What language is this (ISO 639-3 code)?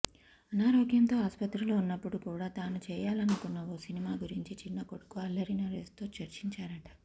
tel